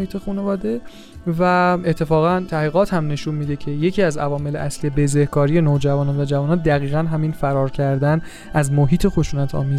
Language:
Persian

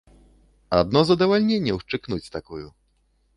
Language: Belarusian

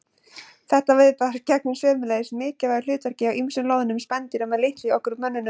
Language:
Icelandic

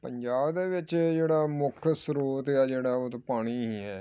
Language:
Punjabi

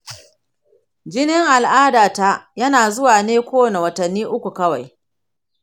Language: Hausa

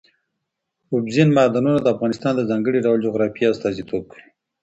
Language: Pashto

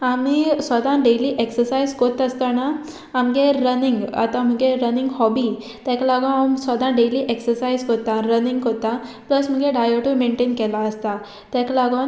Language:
Konkani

